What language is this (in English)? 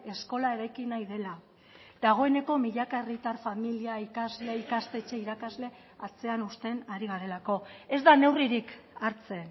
Basque